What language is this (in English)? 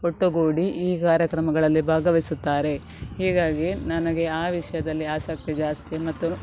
Kannada